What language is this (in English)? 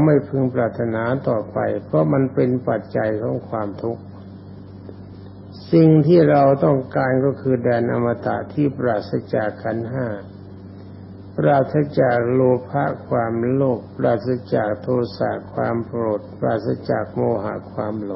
Thai